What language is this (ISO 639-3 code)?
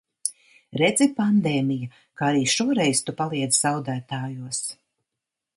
lav